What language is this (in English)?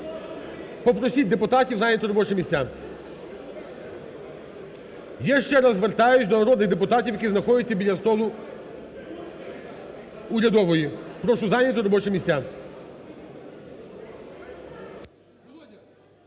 Ukrainian